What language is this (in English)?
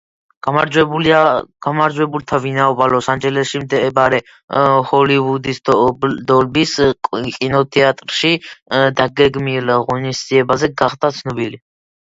Georgian